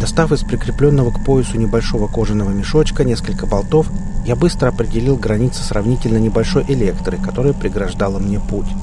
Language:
Russian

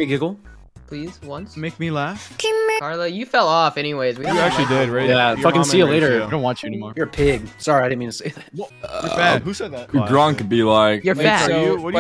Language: English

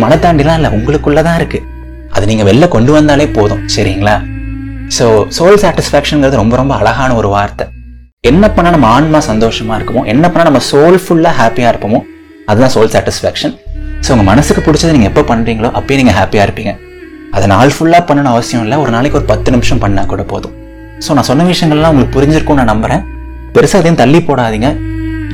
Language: Tamil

